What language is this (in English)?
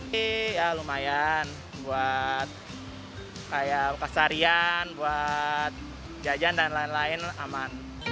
Indonesian